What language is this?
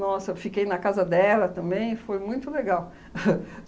Portuguese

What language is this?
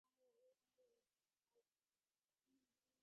Divehi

